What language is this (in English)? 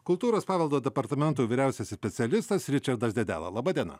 Lithuanian